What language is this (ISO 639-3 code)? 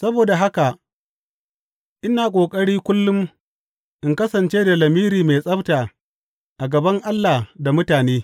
hau